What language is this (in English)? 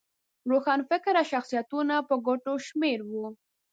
Pashto